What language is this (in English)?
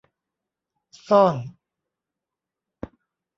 Thai